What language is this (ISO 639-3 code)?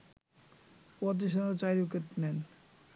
ben